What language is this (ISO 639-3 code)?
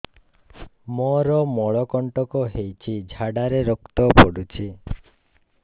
ori